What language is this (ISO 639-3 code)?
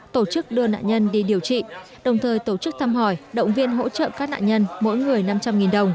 vie